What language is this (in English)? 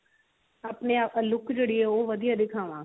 Punjabi